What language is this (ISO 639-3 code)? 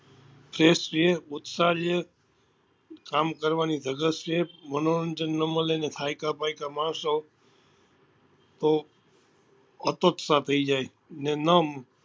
guj